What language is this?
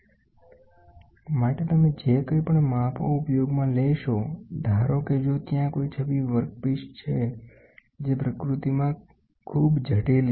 Gujarati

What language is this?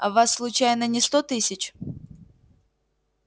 Russian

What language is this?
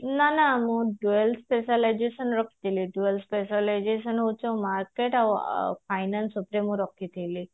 Odia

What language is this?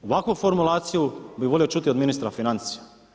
Croatian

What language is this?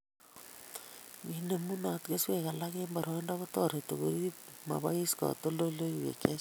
Kalenjin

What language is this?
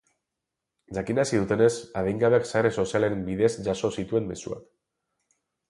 Basque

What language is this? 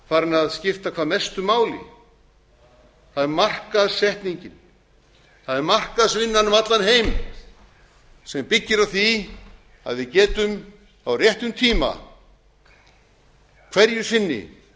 Icelandic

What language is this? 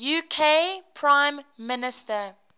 English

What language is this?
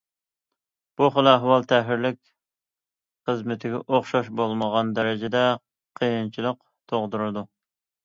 Uyghur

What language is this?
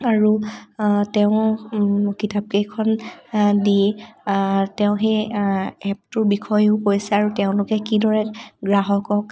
Assamese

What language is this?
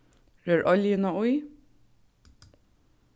Faroese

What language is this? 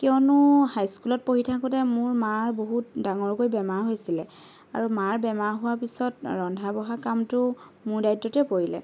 Assamese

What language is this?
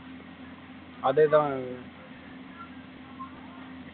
Tamil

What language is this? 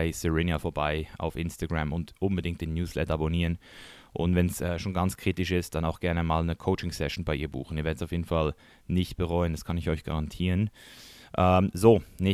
German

